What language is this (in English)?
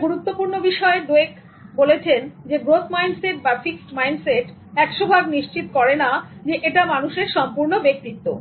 Bangla